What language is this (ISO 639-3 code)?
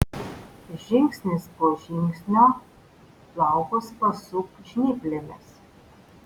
lit